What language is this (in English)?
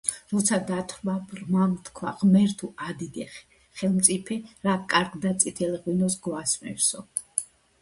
Georgian